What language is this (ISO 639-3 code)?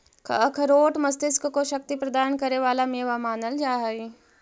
mag